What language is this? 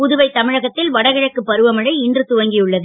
Tamil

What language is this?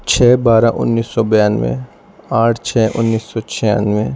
Urdu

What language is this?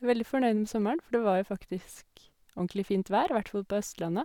Norwegian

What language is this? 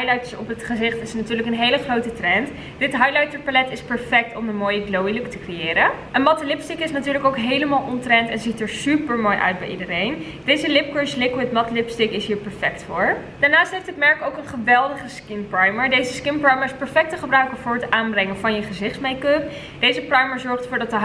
Dutch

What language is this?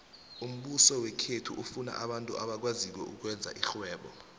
South Ndebele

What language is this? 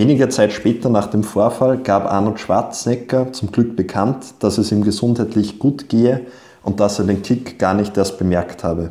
German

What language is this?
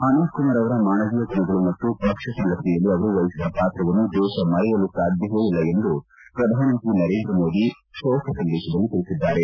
Kannada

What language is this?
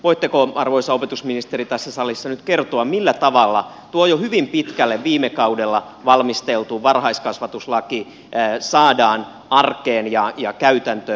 Finnish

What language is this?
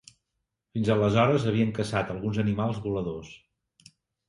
Catalan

